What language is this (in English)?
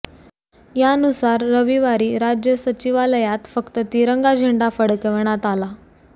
Marathi